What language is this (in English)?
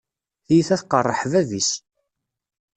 Kabyle